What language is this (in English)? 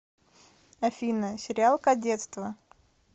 Russian